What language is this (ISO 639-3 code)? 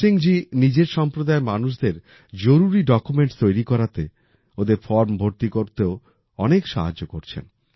ben